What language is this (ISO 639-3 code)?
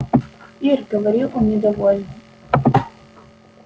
rus